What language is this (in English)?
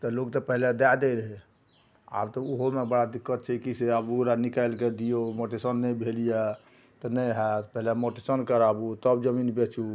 Maithili